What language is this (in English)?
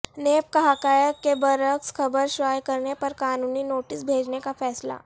Urdu